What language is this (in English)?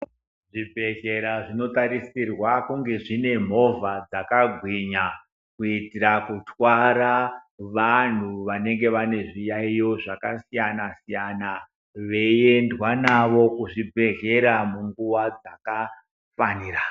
Ndau